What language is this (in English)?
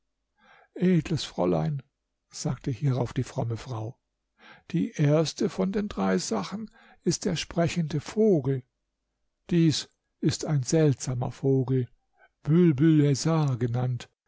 German